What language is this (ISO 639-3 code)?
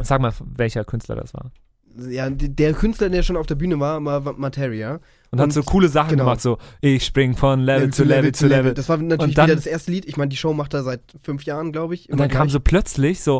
deu